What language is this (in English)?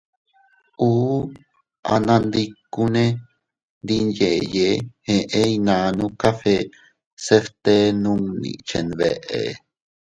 Teutila Cuicatec